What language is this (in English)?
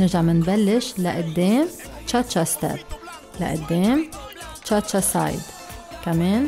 Arabic